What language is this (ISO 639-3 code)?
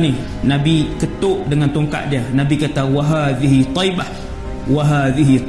msa